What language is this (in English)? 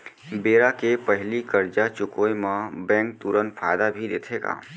Chhattisgarhi